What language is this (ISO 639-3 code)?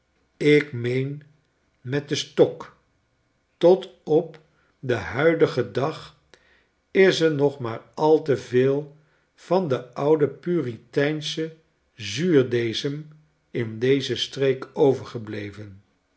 nld